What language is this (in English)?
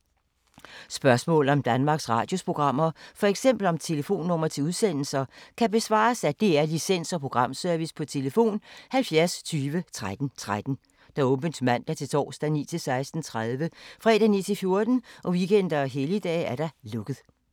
Danish